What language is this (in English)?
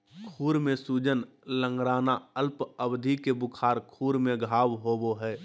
Magahi